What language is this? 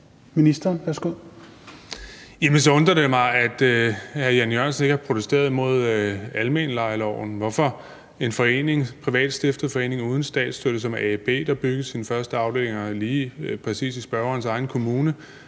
Danish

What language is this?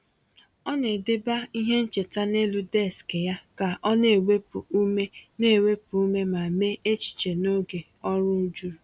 Igbo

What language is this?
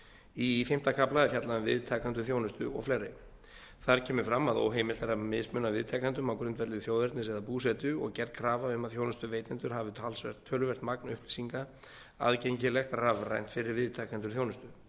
Icelandic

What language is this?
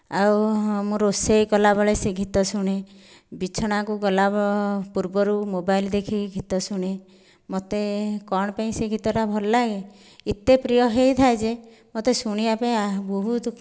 Odia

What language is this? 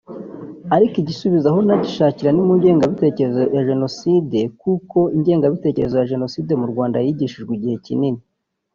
Kinyarwanda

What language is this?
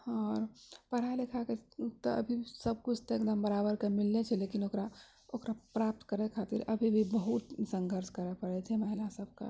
Maithili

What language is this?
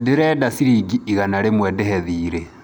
Kikuyu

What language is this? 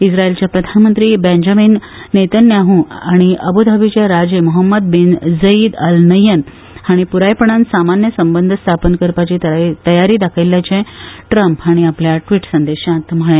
Konkani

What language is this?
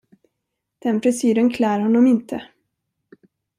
Swedish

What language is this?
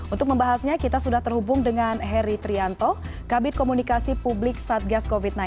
Indonesian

